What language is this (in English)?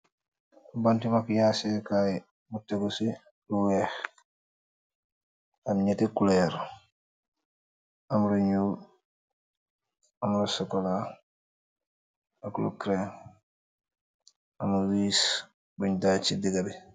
Wolof